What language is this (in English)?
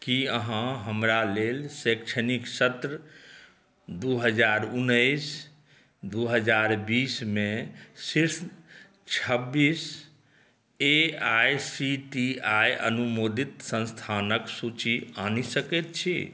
Maithili